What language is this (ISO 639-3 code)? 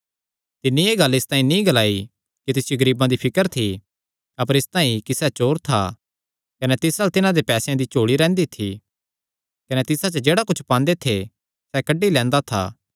xnr